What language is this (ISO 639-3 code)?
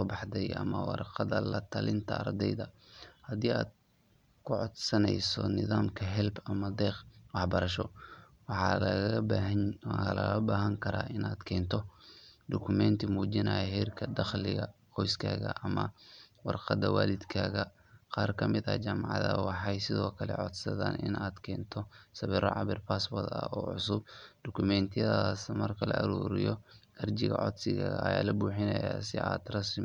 som